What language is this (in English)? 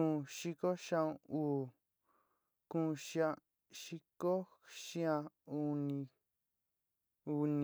Sinicahua Mixtec